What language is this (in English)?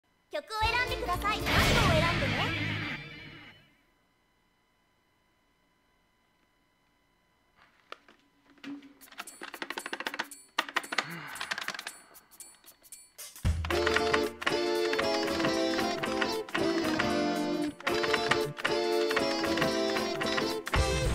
Korean